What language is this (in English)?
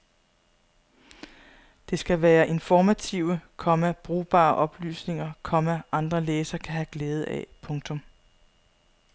Danish